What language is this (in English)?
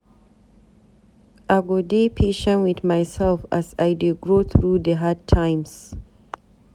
Nigerian Pidgin